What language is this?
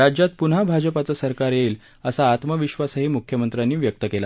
Marathi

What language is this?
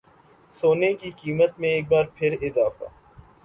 Urdu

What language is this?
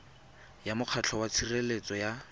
Tswana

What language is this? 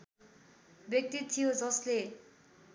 Nepali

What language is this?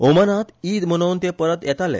Konkani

